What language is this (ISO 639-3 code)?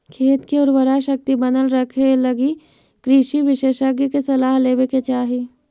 mag